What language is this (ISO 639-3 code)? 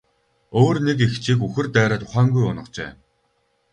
mon